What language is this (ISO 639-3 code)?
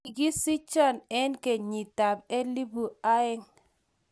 kln